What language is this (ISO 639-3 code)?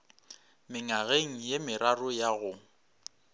nso